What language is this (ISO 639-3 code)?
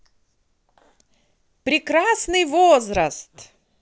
rus